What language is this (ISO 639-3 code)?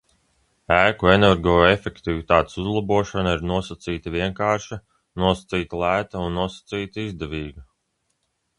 lav